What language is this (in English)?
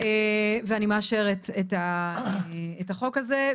Hebrew